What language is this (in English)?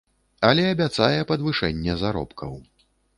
Belarusian